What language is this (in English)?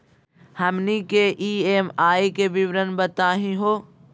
Magahi